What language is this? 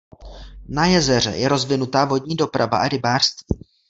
Czech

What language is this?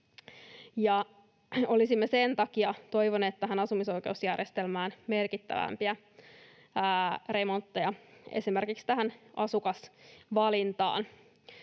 Finnish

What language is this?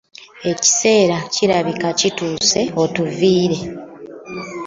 Ganda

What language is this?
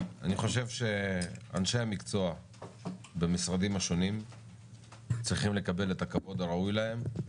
Hebrew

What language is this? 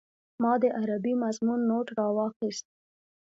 Pashto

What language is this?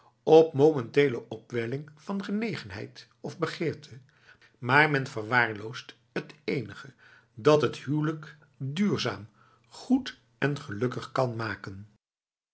Dutch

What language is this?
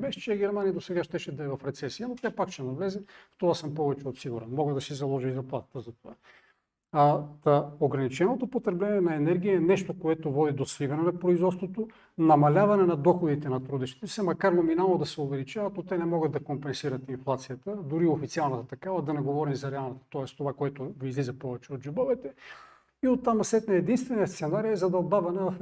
Bulgarian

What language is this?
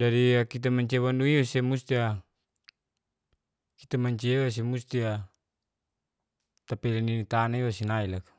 Geser-Gorom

